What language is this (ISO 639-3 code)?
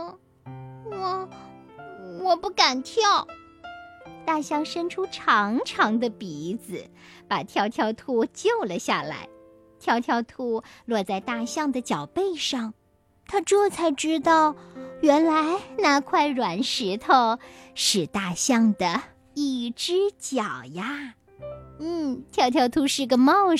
zho